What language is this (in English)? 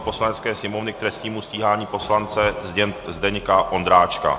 Czech